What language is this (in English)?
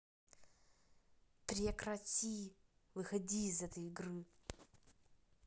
Russian